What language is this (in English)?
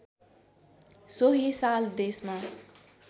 Nepali